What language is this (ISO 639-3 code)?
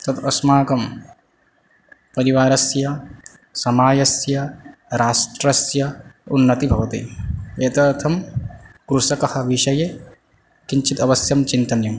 san